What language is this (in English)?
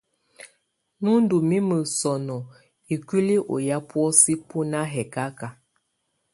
Tunen